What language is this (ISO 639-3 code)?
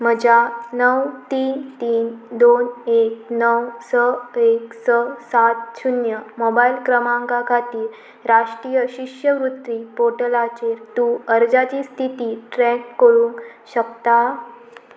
kok